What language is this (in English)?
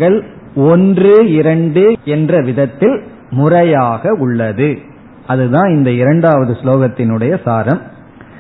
Tamil